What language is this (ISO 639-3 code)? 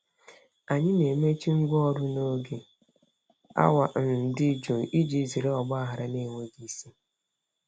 ibo